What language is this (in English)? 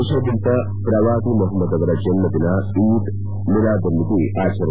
Kannada